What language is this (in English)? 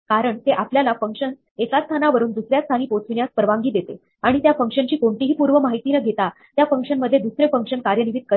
Marathi